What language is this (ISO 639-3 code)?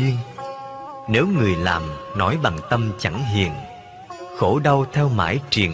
vie